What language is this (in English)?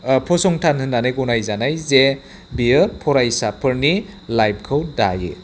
Bodo